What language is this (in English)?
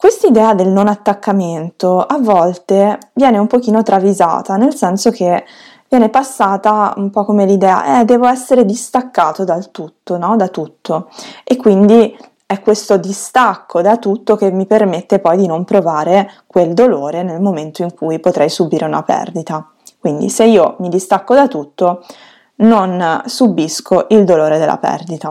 Italian